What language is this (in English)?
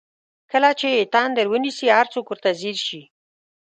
Pashto